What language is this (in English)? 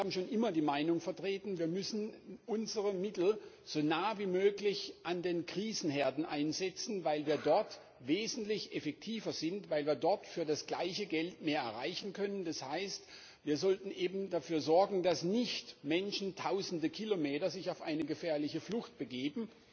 German